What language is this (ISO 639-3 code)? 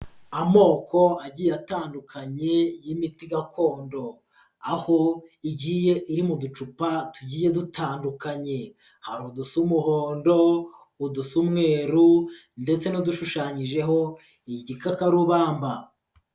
kin